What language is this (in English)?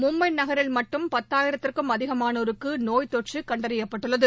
Tamil